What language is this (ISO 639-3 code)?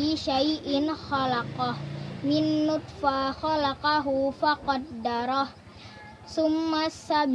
ind